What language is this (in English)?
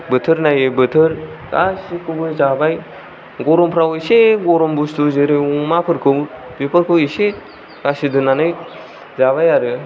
Bodo